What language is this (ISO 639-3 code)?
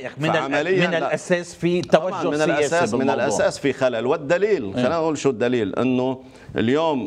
ara